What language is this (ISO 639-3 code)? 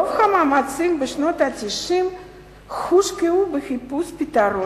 heb